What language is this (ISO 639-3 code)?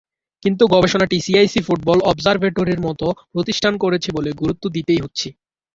ben